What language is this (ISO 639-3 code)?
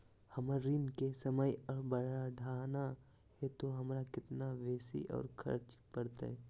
mag